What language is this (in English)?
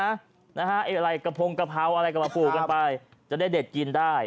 Thai